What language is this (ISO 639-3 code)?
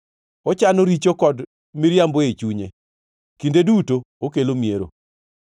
luo